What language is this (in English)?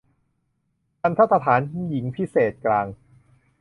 Thai